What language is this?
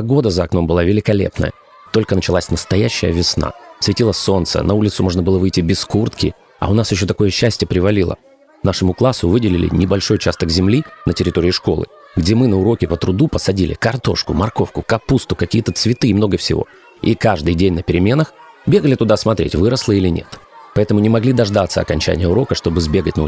Russian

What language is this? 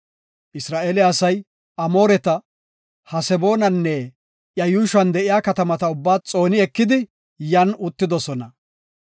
Gofa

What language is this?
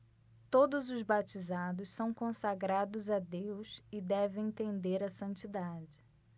Portuguese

